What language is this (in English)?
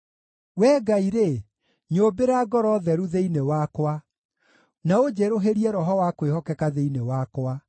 Kikuyu